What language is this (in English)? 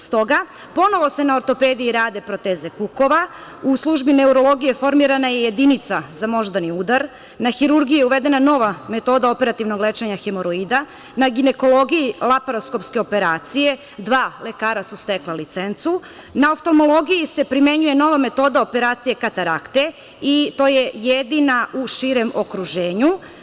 Serbian